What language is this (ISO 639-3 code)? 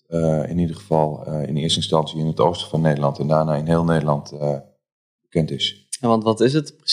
nld